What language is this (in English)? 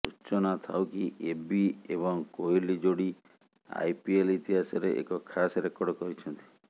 Odia